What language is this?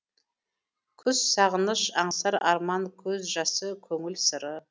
Kazakh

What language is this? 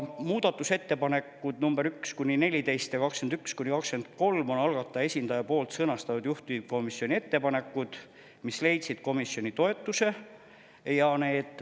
Estonian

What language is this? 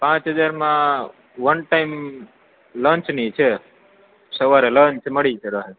Gujarati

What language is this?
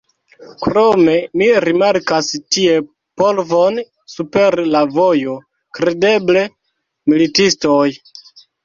Esperanto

